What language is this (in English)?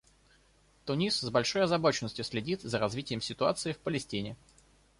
Russian